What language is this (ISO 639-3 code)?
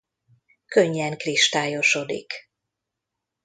hun